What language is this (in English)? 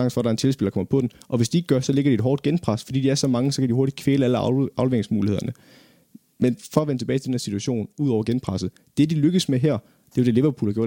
Danish